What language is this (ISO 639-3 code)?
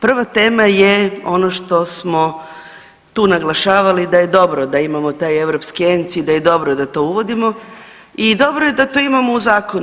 hrv